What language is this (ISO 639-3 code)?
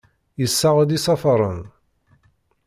kab